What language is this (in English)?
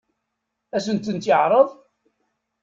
Kabyle